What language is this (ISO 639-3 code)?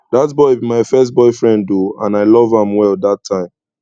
pcm